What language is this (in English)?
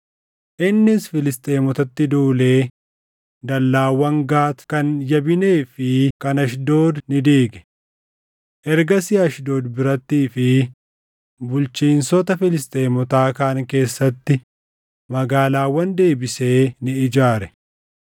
Oromo